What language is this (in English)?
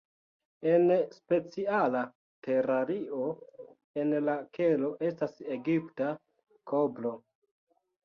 Esperanto